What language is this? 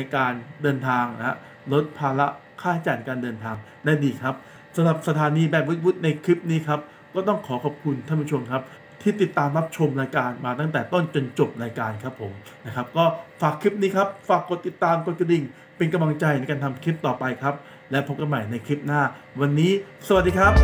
Thai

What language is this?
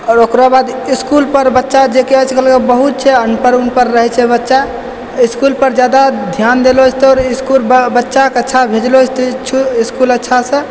Maithili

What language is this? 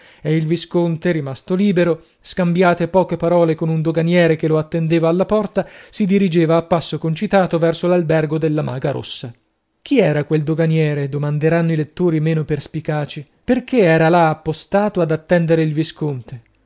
Italian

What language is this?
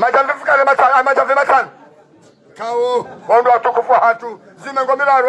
Arabic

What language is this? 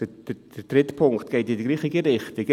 Swiss German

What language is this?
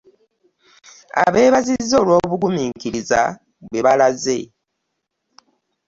Ganda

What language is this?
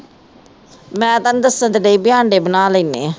Punjabi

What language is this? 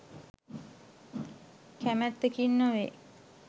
Sinhala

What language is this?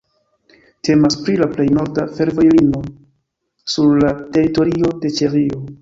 Esperanto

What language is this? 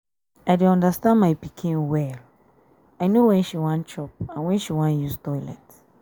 Nigerian Pidgin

